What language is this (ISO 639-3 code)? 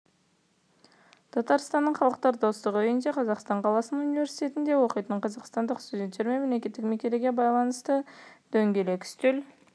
kaz